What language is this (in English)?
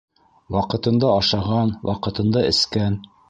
Bashkir